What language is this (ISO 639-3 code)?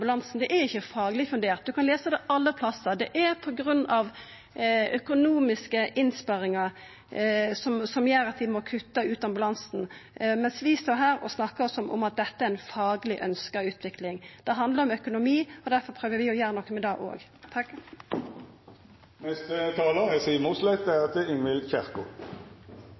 nor